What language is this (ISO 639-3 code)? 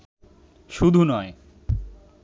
ben